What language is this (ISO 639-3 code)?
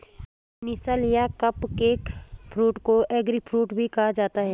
hin